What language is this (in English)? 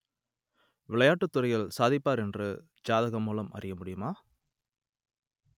Tamil